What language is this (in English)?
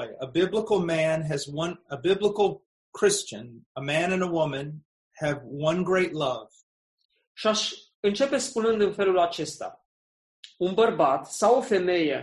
Romanian